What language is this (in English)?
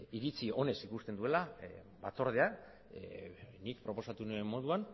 Basque